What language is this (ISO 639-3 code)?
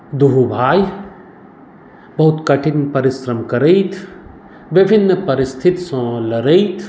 mai